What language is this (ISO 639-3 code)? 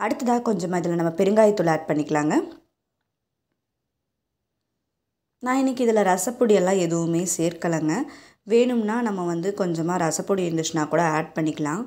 tam